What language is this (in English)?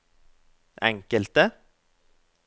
Norwegian